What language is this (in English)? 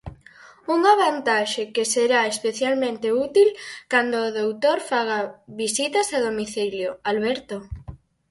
Galician